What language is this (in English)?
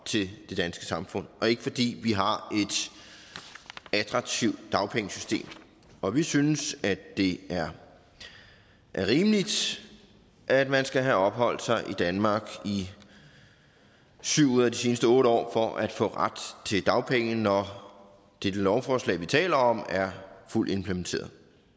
Danish